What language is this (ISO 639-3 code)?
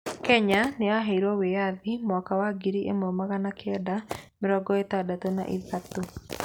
kik